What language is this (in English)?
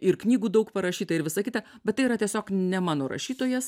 Lithuanian